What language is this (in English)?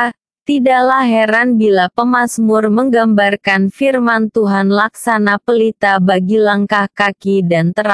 Indonesian